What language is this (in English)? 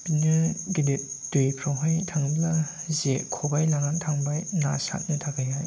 Bodo